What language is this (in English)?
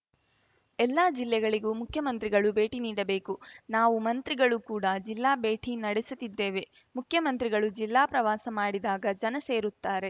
Kannada